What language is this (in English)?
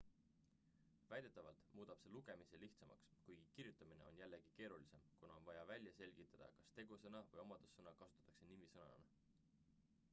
Estonian